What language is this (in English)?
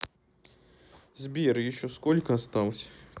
Russian